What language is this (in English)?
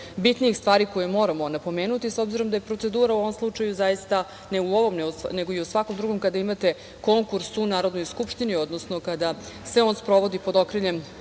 Serbian